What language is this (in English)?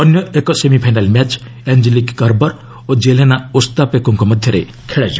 Odia